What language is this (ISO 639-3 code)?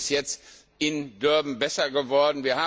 deu